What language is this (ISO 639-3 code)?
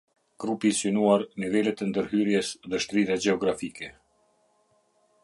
sqi